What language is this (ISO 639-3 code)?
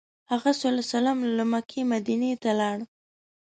pus